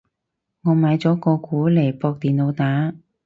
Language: Cantonese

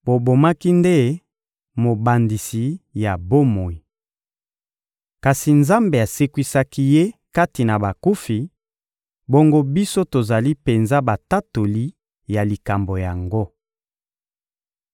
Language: Lingala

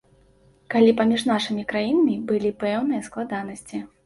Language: Belarusian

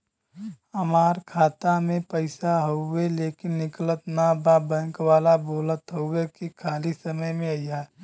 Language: Bhojpuri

